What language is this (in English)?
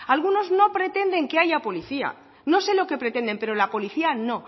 Spanish